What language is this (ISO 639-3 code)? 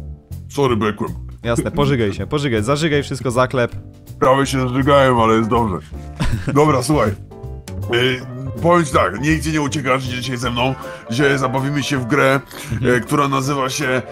pol